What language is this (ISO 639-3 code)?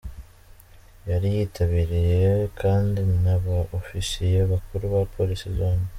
kin